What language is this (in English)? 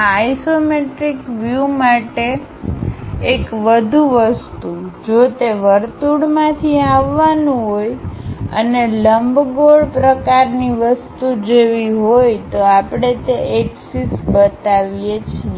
Gujarati